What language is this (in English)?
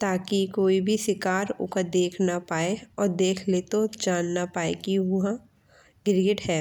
Bundeli